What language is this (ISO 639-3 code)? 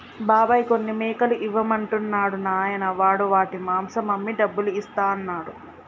tel